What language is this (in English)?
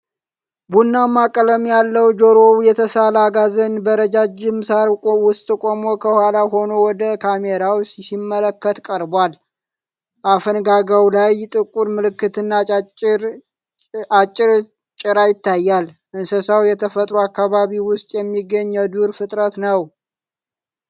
Amharic